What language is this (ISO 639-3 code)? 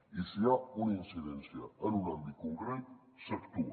cat